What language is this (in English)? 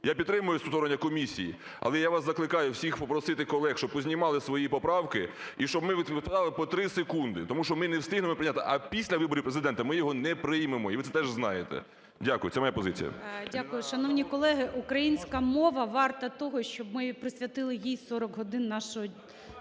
Ukrainian